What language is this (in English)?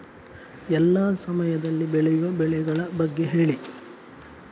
Kannada